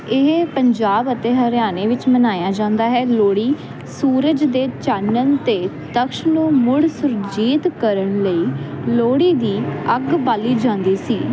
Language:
Punjabi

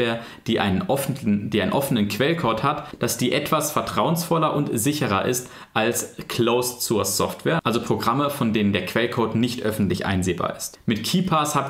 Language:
German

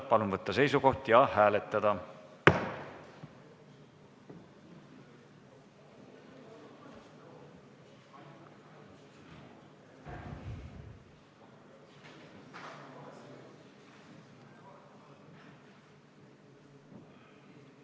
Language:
Estonian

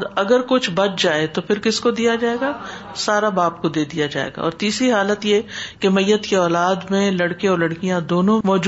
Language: Urdu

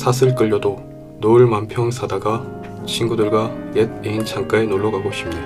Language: Korean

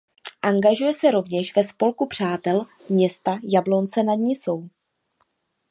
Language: Czech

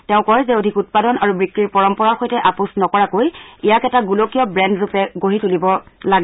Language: Assamese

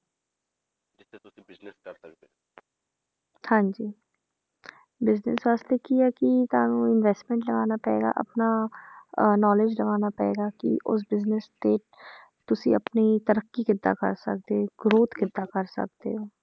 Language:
Punjabi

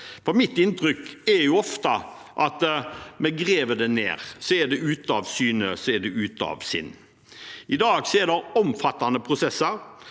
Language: Norwegian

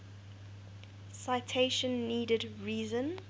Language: English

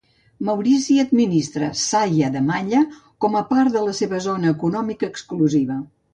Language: Catalan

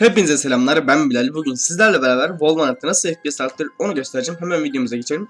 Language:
Turkish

